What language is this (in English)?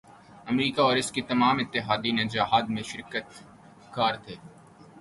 Urdu